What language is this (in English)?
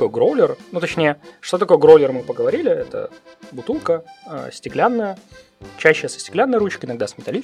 Russian